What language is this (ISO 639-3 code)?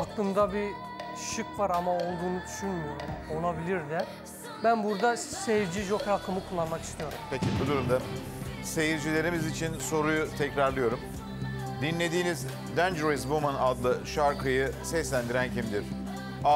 tur